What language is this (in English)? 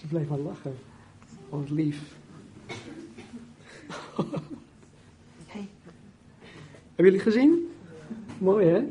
Dutch